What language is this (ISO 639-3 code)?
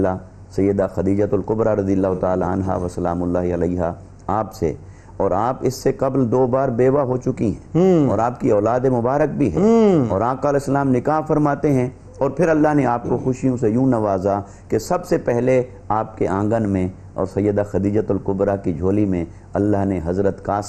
urd